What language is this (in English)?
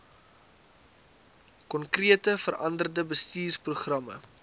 Afrikaans